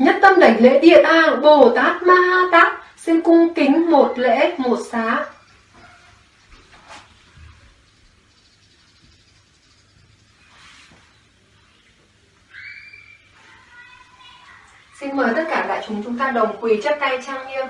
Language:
Vietnamese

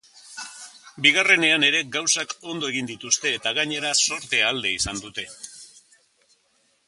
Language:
Basque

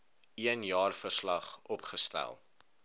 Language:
Afrikaans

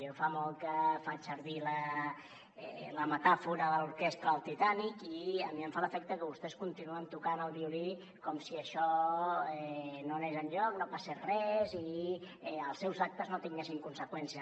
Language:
Catalan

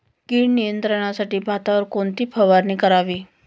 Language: Marathi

